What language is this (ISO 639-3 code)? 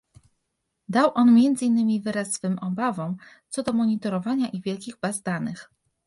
pol